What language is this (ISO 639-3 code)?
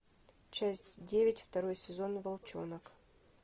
rus